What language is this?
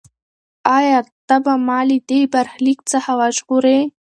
Pashto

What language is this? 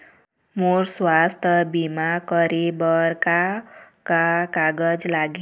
Chhattisgarhi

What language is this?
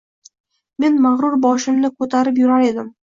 Uzbek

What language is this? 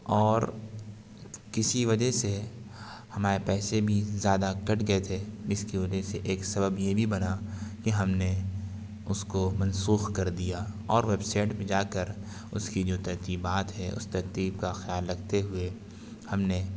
Urdu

